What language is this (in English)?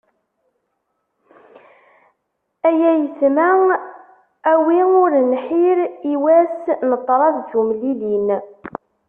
Kabyle